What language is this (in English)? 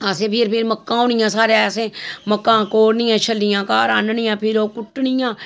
Dogri